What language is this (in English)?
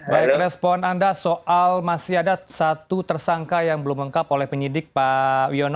Indonesian